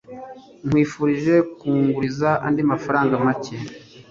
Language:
Kinyarwanda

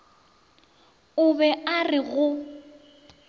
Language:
Northern Sotho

